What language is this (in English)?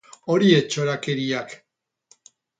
Basque